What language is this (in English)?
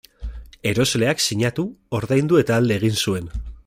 Basque